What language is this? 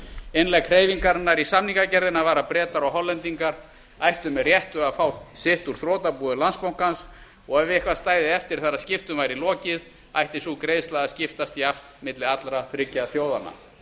Icelandic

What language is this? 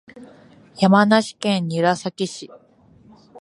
Japanese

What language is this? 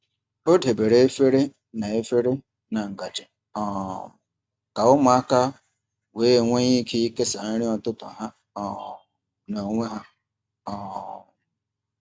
Igbo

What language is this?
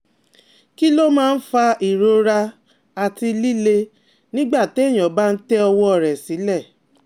Yoruba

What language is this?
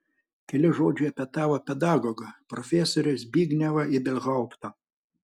Lithuanian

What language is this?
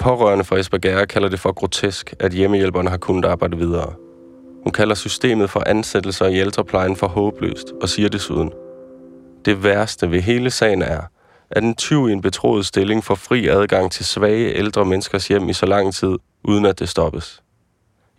Danish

